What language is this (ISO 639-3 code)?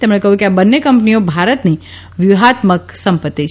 guj